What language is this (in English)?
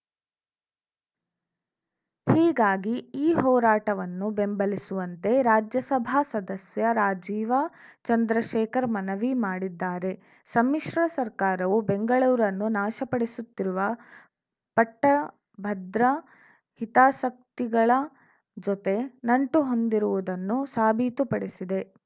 Kannada